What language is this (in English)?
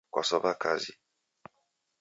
Taita